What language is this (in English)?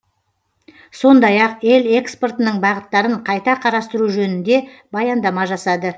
Kazakh